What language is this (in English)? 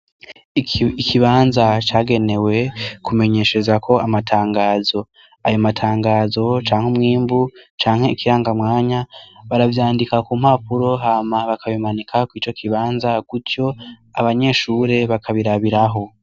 Rundi